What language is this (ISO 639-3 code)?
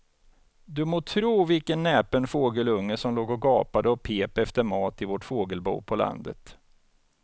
swe